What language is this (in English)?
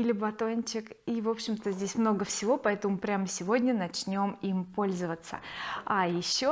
Russian